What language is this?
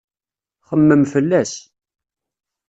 Kabyle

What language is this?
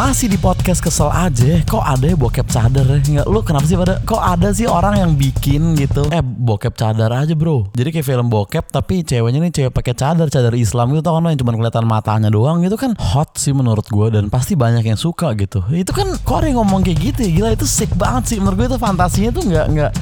Indonesian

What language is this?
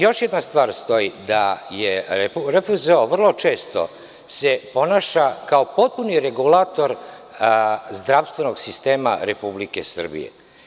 Serbian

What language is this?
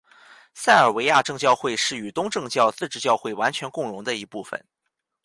Chinese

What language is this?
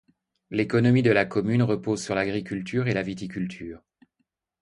French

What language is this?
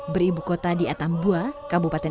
Indonesian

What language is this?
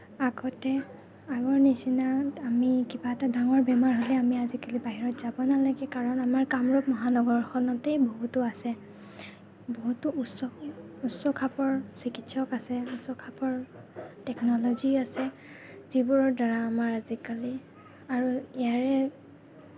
Assamese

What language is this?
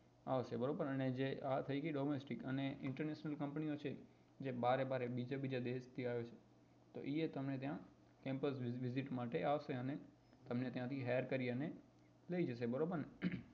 Gujarati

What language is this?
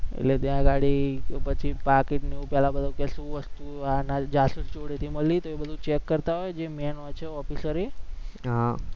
Gujarati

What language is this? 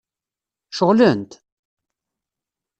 Kabyle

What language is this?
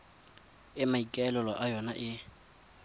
Tswana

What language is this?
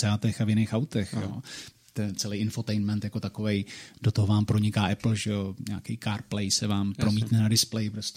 Czech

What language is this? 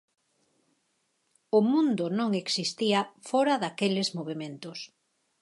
Galician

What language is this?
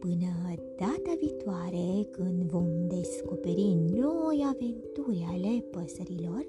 Romanian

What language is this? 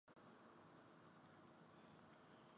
Chinese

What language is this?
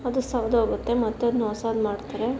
Kannada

